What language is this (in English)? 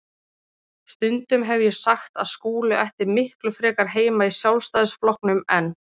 Icelandic